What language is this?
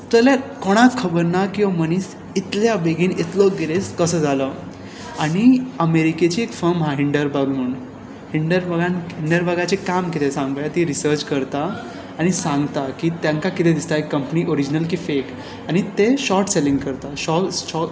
Konkani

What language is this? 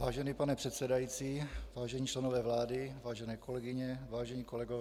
Czech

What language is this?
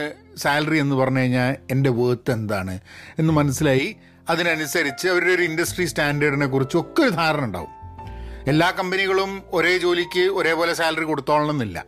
Malayalam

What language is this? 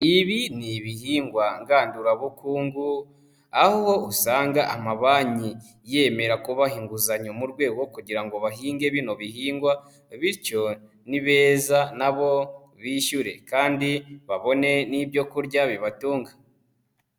Kinyarwanda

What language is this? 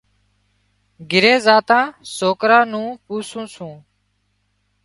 Wadiyara Koli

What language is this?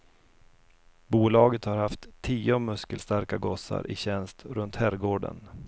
Swedish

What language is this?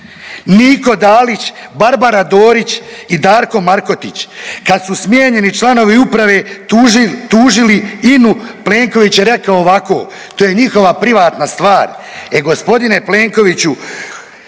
Croatian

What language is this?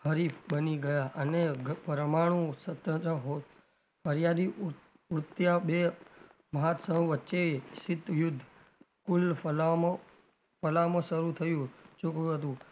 Gujarati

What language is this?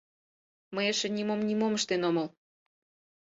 Mari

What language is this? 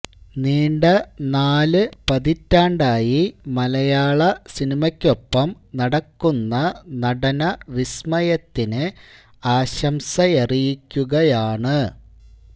Malayalam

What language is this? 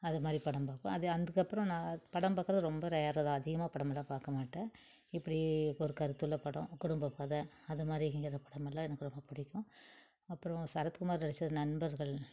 Tamil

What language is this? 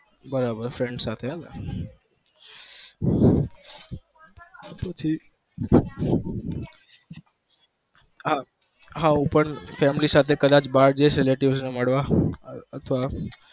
Gujarati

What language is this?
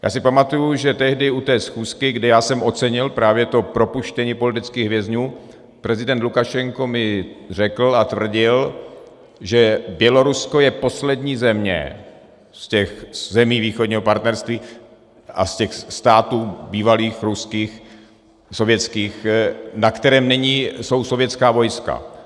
Czech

